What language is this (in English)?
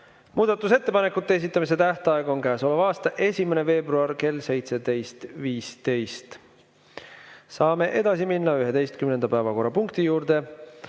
Estonian